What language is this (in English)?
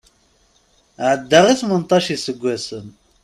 Kabyle